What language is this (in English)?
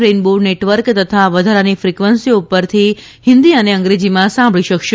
Gujarati